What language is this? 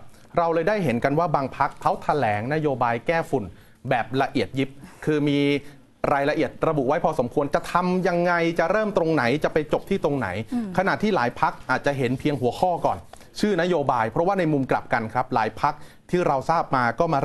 Thai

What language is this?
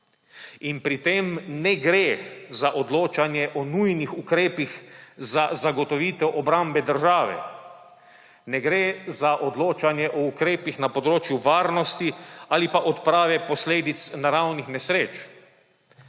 Slovenian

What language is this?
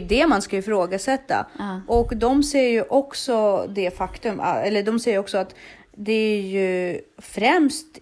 Swedish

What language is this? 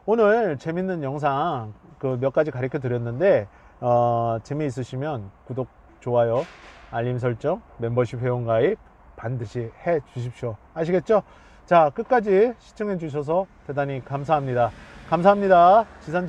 Korean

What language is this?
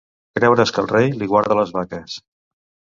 Catalan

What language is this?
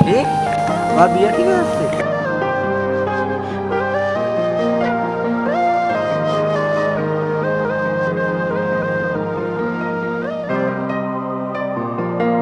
Bulgarian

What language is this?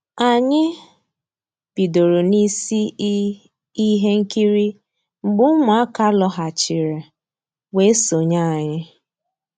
Igbo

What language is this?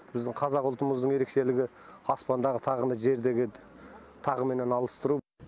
Kazakh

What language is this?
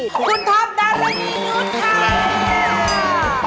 Thai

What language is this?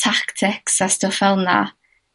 Welsh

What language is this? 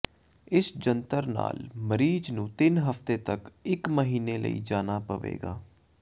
Punjabi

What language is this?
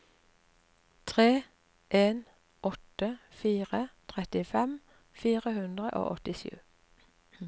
Norwegian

